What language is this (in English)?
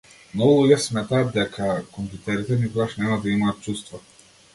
Macedonian